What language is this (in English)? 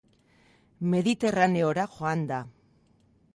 Basque